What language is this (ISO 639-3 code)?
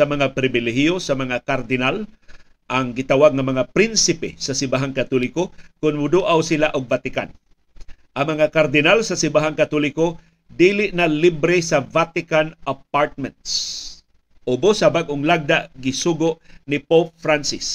fil